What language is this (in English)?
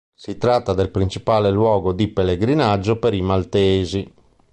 Italian